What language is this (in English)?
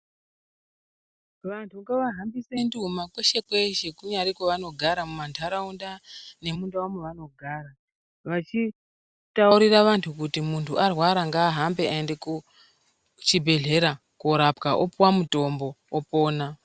Ndau